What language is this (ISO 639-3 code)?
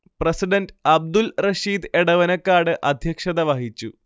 mal